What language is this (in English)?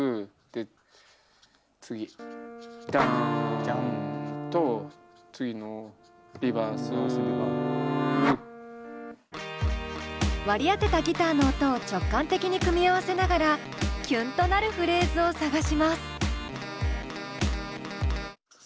Japanese